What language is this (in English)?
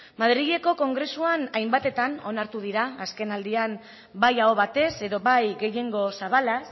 Basque